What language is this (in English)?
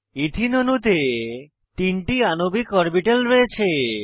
Bangla